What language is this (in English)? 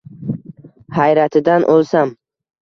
Uzbek